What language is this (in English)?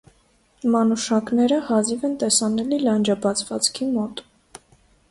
Armenian